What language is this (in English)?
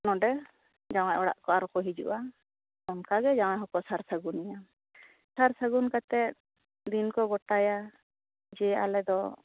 Santali